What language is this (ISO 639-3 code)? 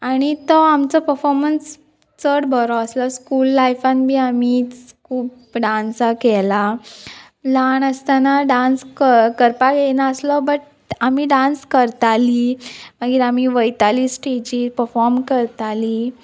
kok